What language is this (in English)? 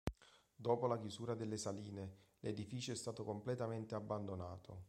Italian